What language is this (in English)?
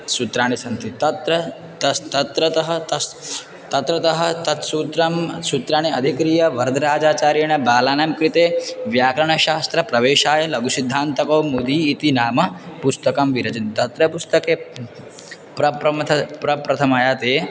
Sanskrit